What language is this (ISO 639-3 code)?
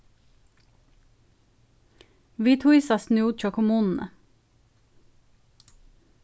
fao